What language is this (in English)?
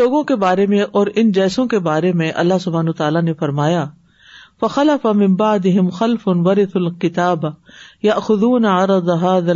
Urdu